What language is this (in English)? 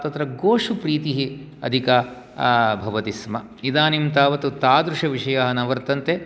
Sanskrit